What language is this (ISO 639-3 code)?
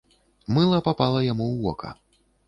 bel